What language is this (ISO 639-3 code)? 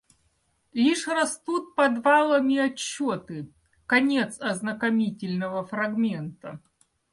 rus